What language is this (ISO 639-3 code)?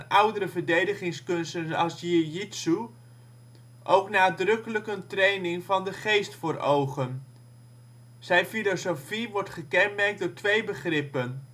nld